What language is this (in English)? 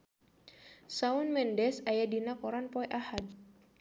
Sundanese